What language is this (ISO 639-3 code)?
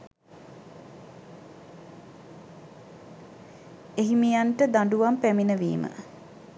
sin